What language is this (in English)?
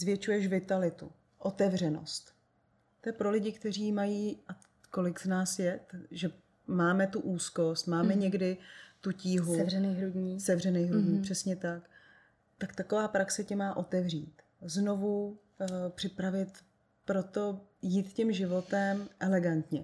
Czech